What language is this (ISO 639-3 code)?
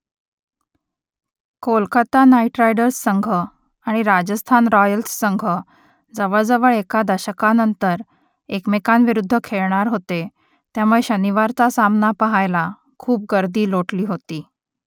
mar